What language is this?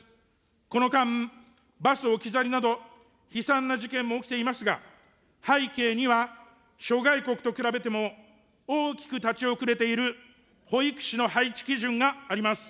Japanese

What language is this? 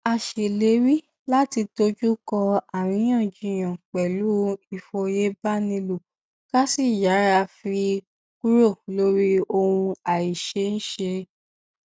Yoruba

